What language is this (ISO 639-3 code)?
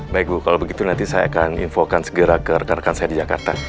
ind